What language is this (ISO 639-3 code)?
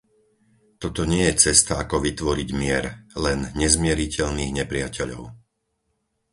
slk